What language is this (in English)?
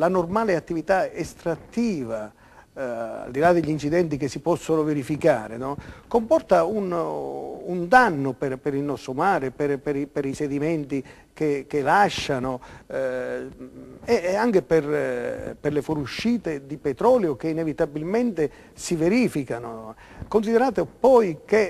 Italian